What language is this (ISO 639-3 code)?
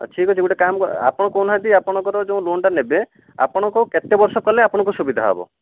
ori